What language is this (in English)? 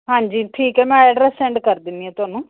Punjabi